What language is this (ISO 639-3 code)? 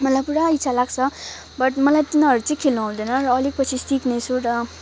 nep